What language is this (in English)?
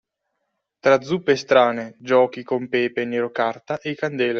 Italian